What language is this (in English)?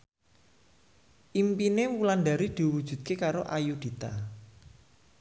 Javanese